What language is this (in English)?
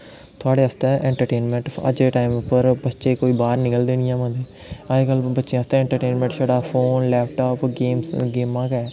Dogri